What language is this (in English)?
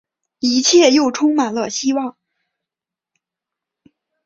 Chinese